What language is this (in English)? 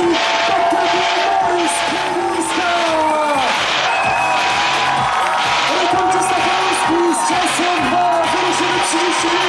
Polish